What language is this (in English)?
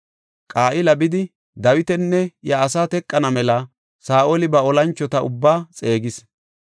Gofa